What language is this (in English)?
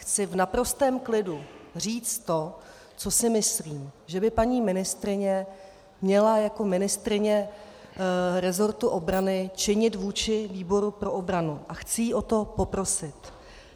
Czech